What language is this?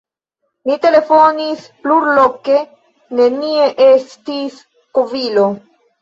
Esperanto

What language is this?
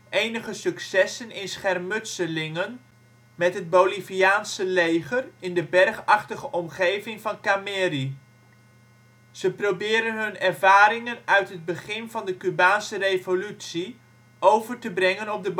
Dutch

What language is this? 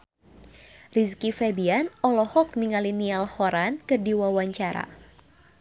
Sundanese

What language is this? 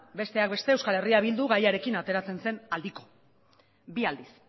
Basque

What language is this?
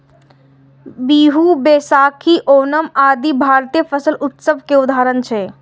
Maithili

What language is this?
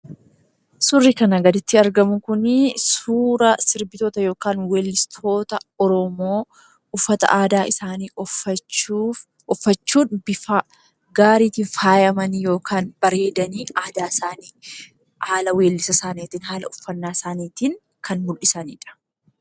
Oromo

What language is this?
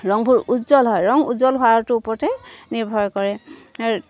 Assamese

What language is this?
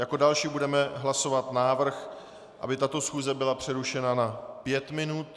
Czech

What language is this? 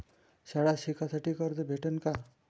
Marathi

